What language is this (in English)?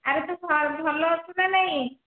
Odia